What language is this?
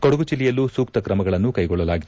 Kannada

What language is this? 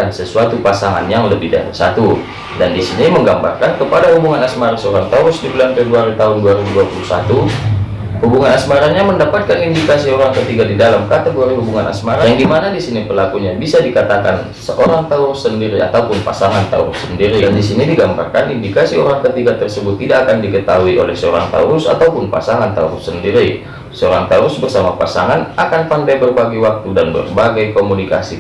Indonesian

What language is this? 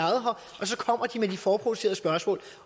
Danish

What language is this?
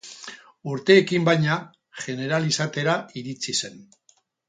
Basque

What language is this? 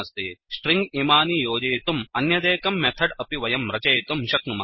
Sanskrit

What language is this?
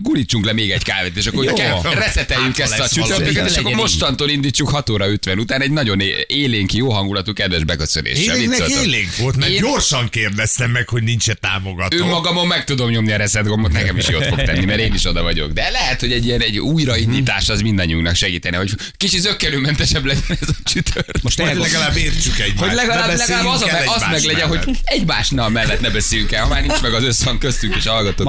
Hungarian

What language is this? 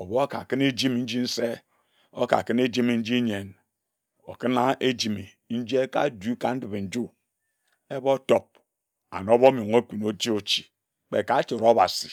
Ejagham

